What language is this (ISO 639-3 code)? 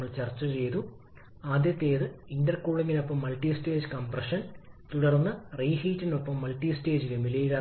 mal